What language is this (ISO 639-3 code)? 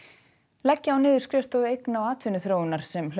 isl